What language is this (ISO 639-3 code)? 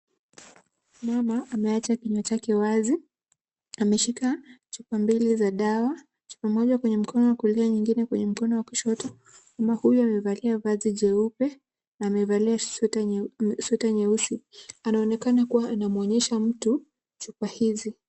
swa